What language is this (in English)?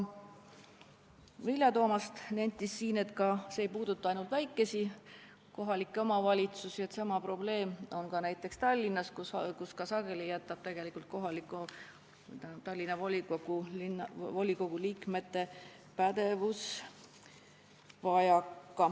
Estonian